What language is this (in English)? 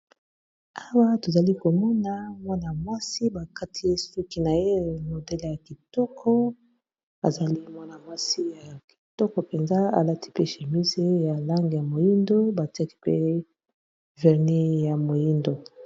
Lingala